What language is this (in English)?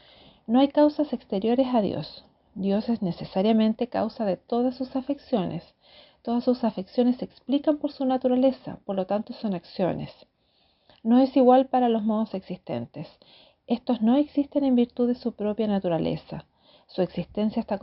Spanish